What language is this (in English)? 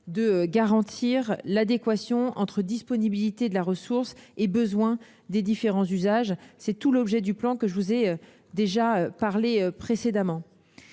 French